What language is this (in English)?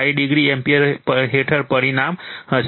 Gujarati